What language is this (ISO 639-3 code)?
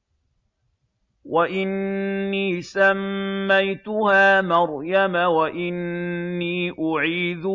ara